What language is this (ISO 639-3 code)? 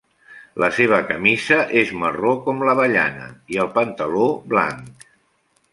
cat